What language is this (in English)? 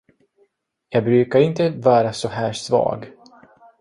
Swedish